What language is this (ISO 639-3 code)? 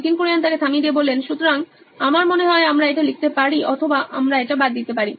ben